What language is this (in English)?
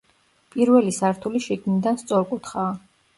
Georgian